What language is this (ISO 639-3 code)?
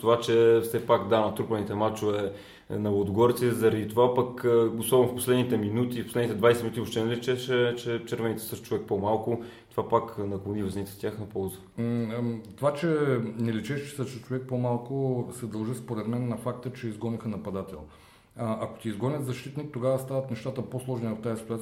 bul